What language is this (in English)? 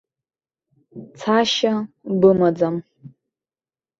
Abkhazian